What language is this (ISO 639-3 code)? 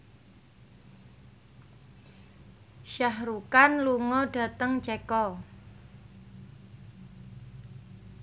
jav